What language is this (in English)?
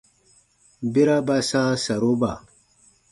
Baatonum